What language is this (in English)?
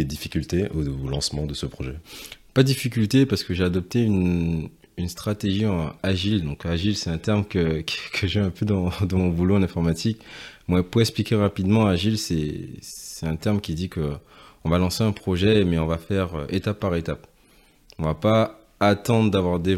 French